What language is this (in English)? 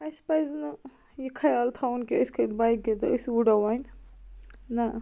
Kashmiri